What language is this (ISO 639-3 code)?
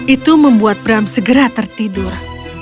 ind